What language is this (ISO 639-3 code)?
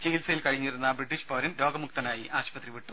mal